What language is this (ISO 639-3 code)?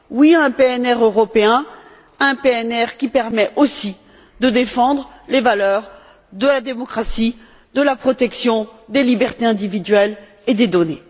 fra